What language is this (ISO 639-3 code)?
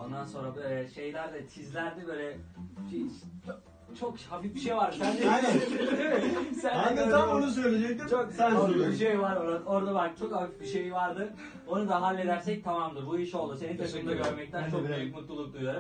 tur